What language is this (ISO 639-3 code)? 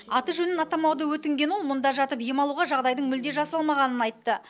kaz